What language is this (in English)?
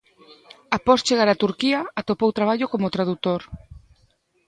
Galician